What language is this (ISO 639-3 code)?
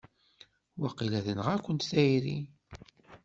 kab